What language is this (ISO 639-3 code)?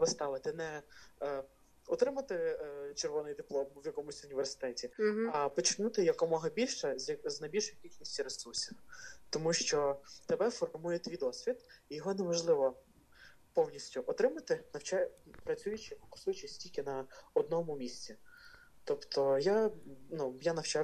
ukr